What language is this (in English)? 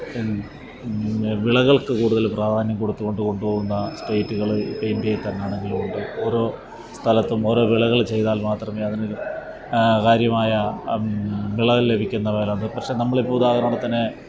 Malayalam